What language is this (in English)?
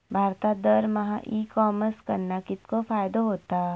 Marathi